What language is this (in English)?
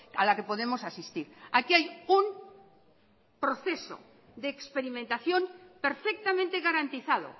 Spanish